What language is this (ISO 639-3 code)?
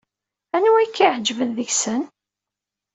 kab